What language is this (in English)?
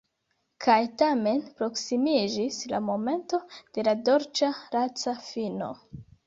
Esperanto